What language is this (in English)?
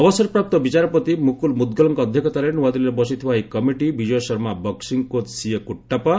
Odia